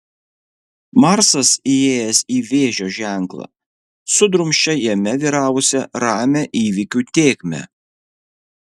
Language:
Lithuanian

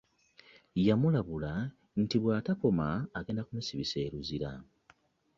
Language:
Ganda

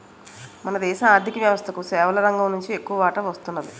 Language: Telugu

